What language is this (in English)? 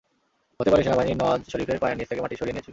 Bangla